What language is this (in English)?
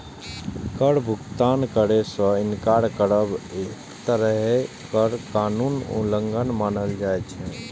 Maithili